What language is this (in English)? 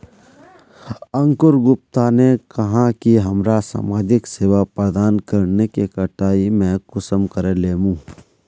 Magahi